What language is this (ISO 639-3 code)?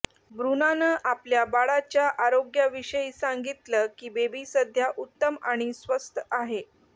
mar